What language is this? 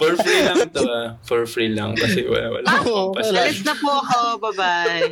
Filipino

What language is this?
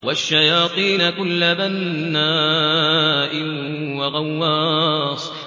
Arabic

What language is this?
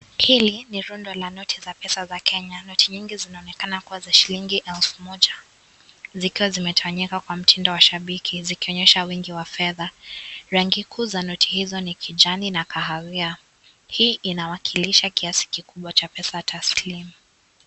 Swahili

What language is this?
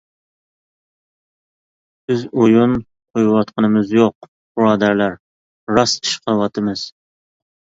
Uyghur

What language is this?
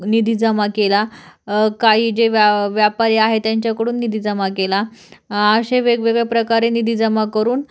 Marathi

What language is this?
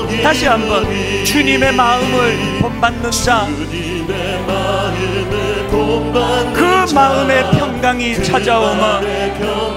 Korean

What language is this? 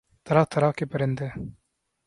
Urdu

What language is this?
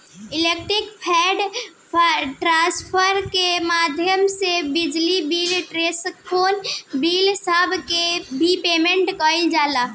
Bhojpuri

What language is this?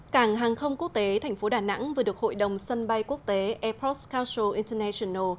Vietnamese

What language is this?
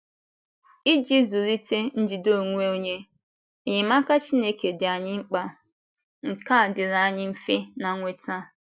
Igbo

